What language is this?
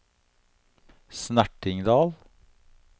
Norwegian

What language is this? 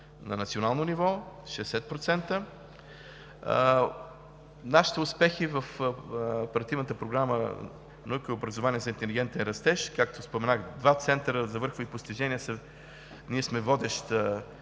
Bulgarian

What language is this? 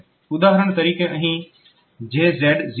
Gujarati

